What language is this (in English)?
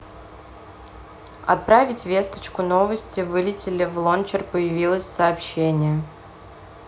Russian